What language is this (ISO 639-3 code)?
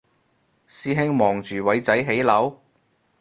yue